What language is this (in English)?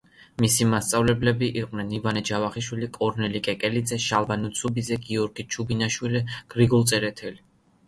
Georgian